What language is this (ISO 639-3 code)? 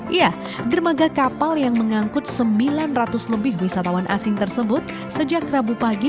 ind